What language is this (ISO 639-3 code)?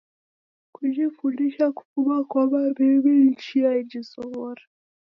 dav